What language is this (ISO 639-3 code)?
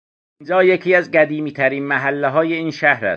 fas